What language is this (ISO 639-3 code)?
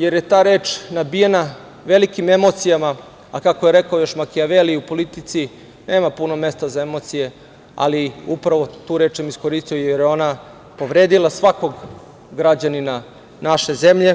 srp